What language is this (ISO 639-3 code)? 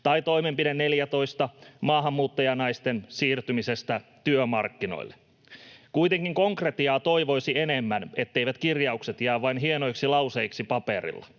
fin